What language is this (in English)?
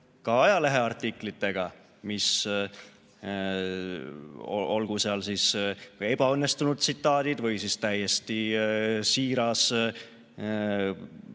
Estonian